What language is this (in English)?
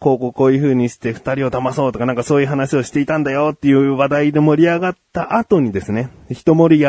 Japanese